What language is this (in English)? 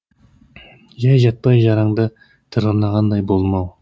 Kazakh